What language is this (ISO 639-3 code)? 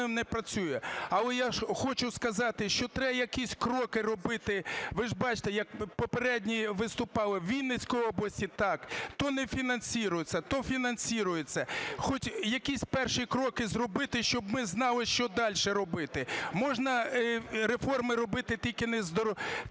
ukr